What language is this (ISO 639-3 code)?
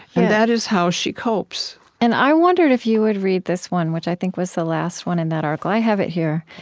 eng